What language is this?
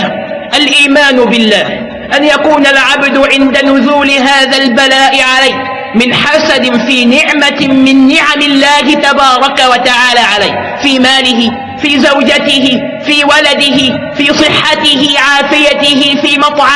Arabic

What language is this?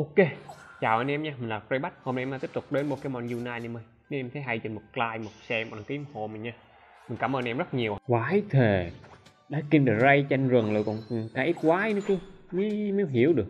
Vietnamese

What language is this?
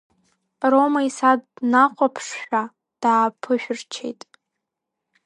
Abkhazian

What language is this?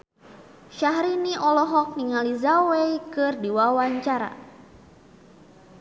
Sundanese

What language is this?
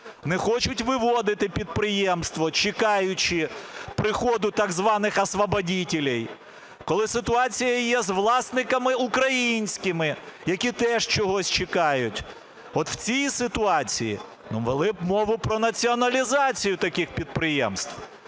Ukrainian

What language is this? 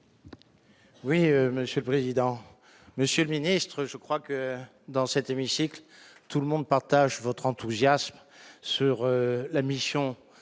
French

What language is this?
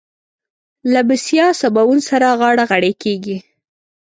Pashto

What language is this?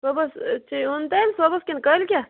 Kashmiri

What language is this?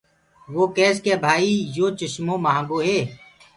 Gurgula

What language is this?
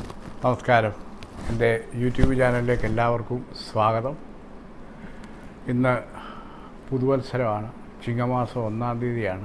Korean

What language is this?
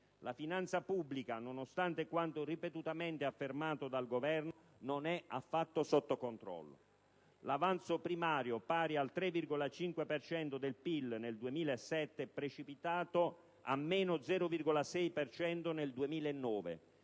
Italian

